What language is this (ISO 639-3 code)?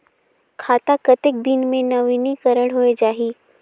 hne